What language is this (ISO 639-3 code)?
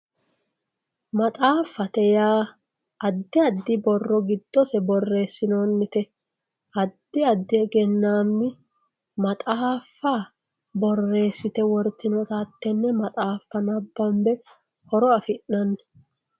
sid